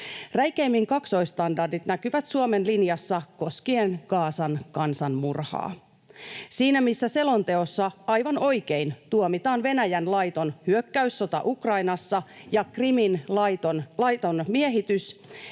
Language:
Finnish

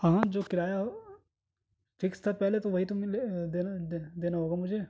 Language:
Urdu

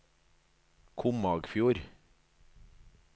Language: Norwegian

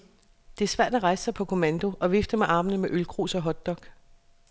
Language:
Danish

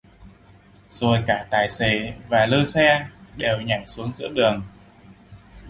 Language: Vietnamese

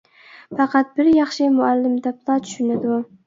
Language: Uyghur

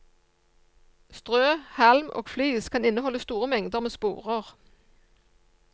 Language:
Norwegian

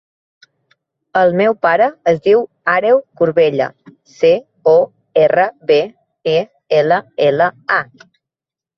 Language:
Catalan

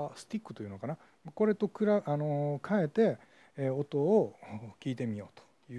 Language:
Japanese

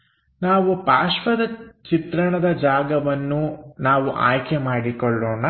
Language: Kannada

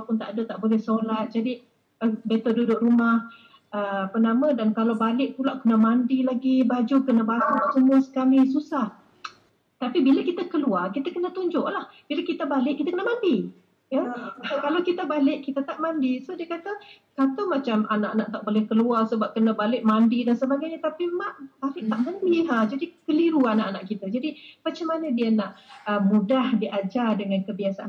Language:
Malay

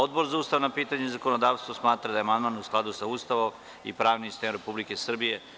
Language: Serbian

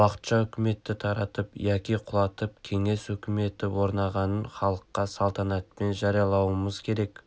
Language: Kazakh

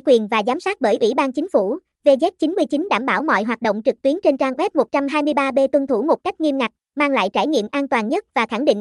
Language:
Vietnamese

